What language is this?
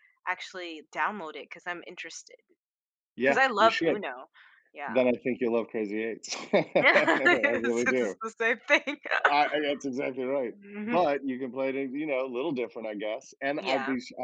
English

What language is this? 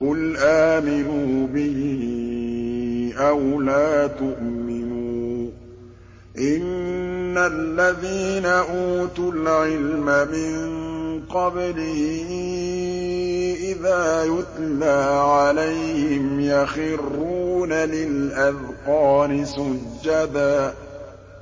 Arabic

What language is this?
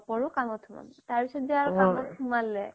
Assamese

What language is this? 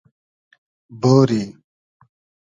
Hazaragi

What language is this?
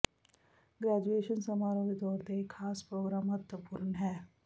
Punjabi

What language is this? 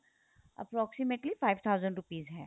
Punjabi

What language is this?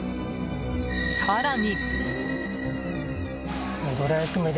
Japanese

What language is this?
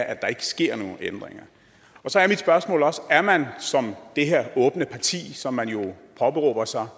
Danish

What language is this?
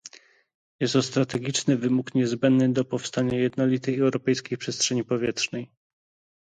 Polish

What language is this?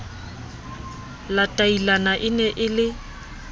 Southern Sotho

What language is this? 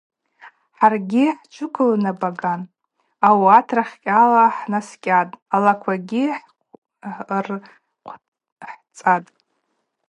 Abaza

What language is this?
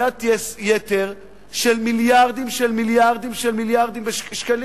Hebrew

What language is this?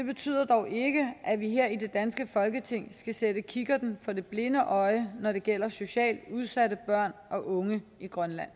Danish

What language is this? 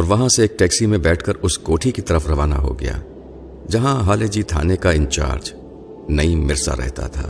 Urdu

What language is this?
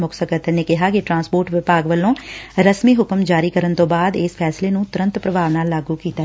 Punjabi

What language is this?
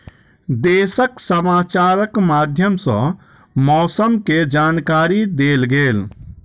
Maithili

